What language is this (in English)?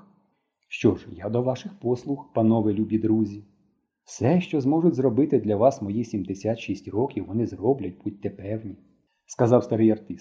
Ukrainian